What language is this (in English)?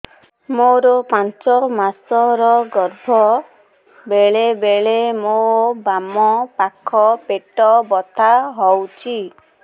Odia